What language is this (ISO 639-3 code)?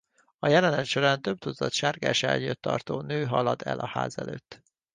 hun